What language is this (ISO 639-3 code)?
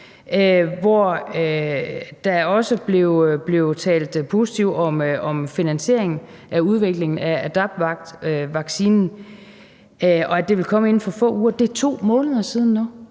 dan